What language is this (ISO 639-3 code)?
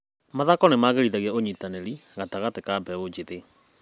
kik